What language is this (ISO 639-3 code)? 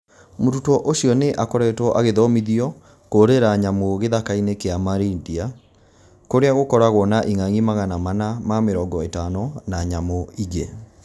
kik